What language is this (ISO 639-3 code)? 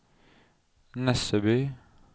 nor